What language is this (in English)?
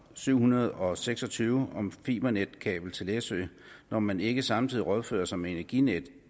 Danish